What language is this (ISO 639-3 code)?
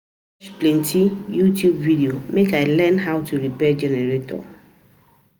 pcm